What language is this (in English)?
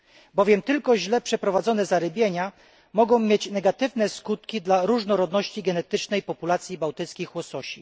Polish